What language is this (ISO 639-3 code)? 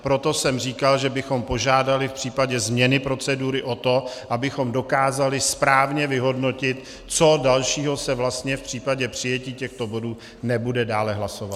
ces